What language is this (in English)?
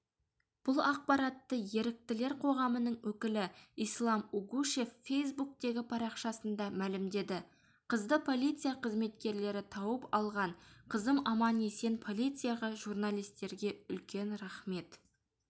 Kazakh